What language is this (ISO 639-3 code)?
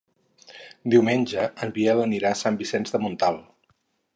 cat